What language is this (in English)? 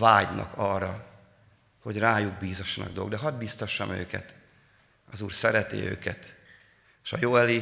Hungarian